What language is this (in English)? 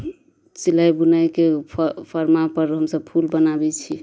Maithili